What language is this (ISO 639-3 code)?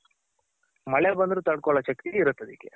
kan